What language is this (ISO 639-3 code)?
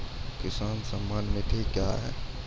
mai